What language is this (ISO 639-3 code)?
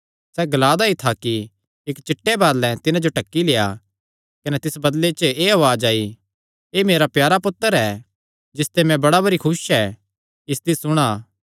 xnr